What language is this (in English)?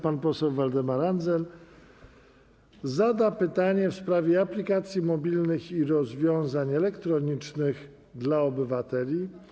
Polish